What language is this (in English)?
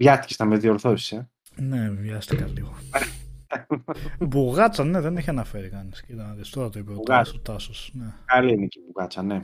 Greek